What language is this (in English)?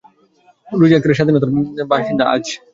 Bangla